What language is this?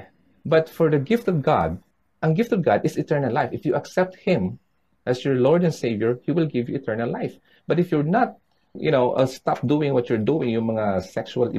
Filipino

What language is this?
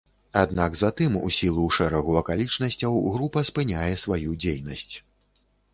Belarusian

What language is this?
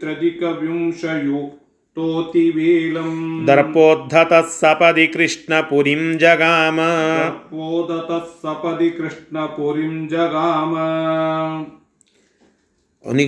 Kannada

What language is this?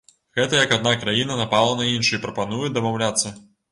Belarusian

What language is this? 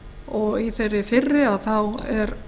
Icelandic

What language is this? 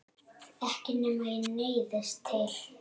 Icelandic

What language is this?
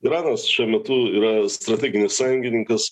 Lithuanian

